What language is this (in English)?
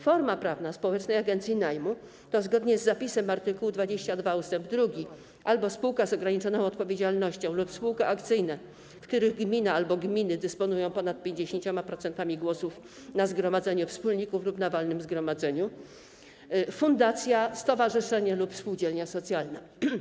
Polish